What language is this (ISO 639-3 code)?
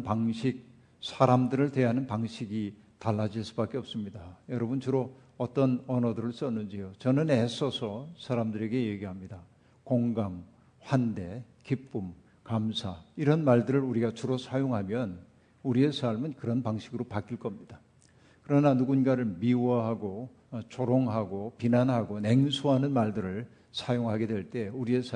kor